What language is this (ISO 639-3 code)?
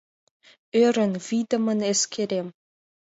chm